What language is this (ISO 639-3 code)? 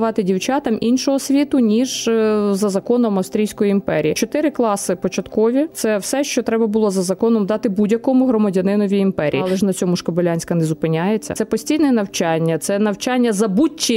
ukr